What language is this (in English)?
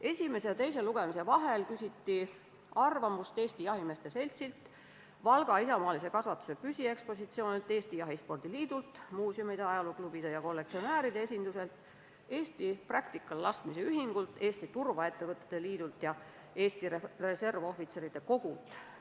Estonian